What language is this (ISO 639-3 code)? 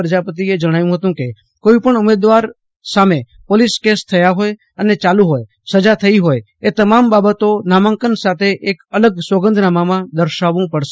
guj